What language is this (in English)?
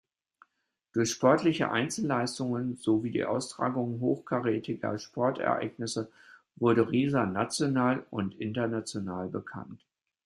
German